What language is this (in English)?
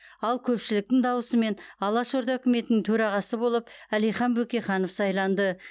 Kazakh